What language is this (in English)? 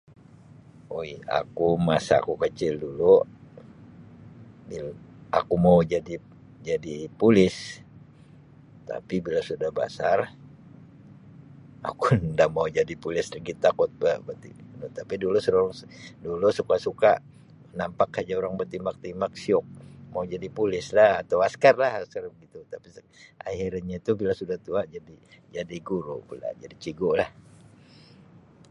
Sabah Malay